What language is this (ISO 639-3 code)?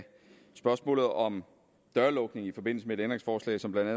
dan